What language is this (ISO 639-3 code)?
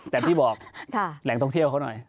tha